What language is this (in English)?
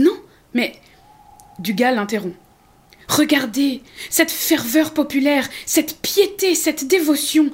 French